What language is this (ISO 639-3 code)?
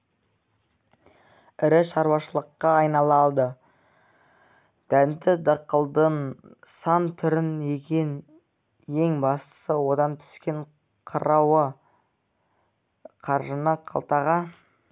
kaz